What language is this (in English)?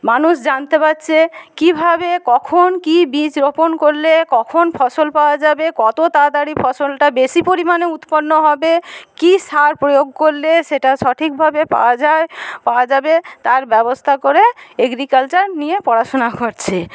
Bangla